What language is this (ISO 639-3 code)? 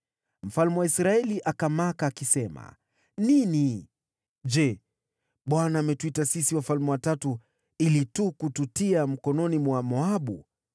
swa